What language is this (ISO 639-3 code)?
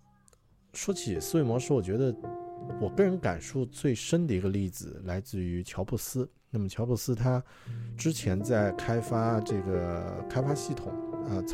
zho